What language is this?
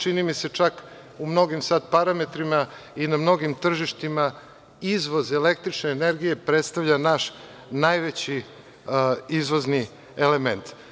Serbian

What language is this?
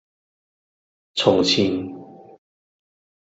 Cantonese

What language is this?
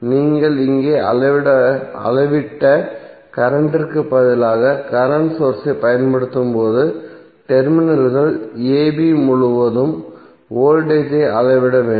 Tamil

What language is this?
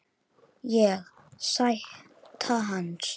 Icelandic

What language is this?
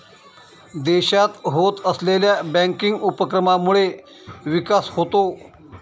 Marathi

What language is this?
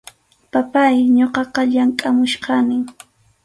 Arequipa-La Unión Quechua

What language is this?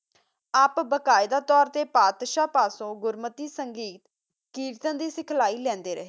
Punjabi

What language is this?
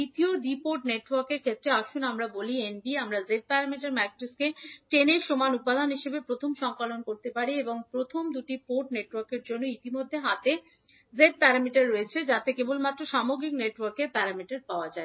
Bangla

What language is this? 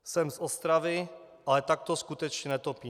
Czech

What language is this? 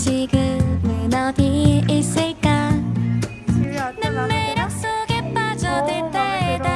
Korean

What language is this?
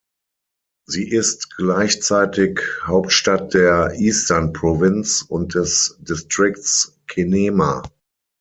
German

